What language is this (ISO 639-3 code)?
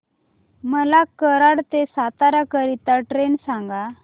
mar